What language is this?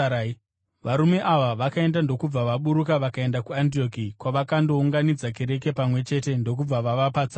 Shona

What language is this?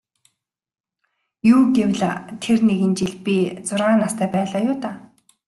Mongolian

